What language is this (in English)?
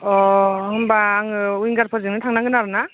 Bodo